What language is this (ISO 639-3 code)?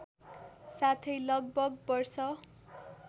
nep